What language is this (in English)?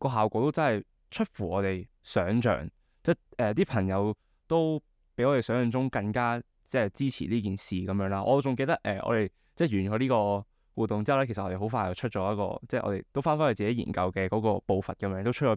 Chinese